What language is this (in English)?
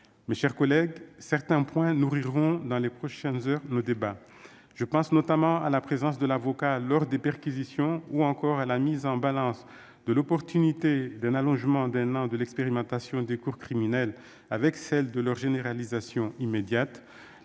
French